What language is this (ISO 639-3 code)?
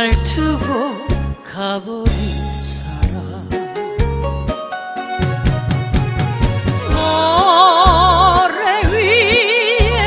kor